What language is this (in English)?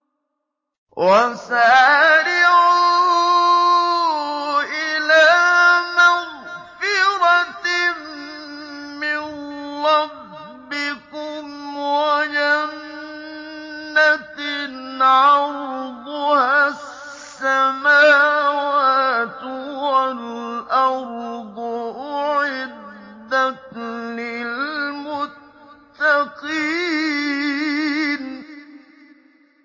Arabic